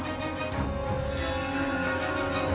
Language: Indonesian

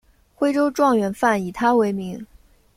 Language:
Chinese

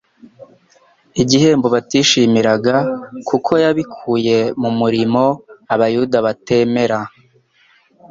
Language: Kinyarwanda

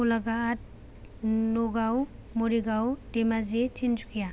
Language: Bodo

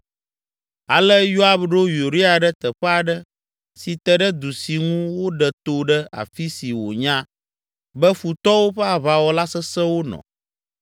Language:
Ewe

